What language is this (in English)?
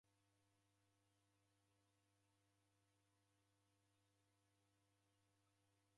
Taita